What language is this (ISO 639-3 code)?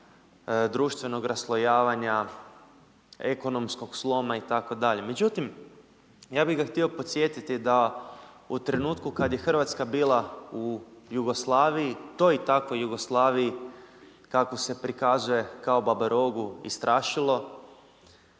hrv